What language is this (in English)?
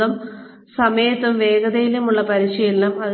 Malayalam